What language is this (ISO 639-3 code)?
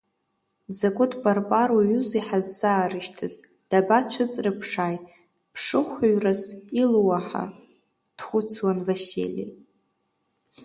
abk